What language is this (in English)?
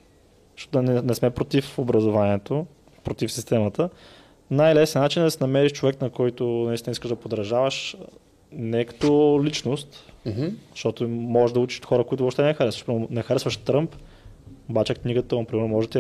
Bulgarian